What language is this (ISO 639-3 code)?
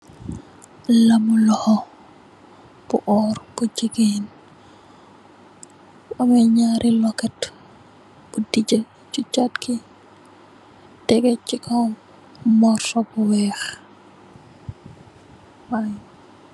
wol